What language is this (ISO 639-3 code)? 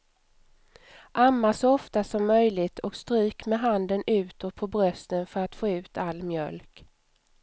swe